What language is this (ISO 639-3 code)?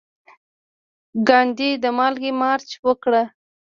pus